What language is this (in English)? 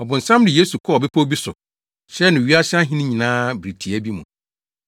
Akan